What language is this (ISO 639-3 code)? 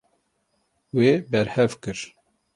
kur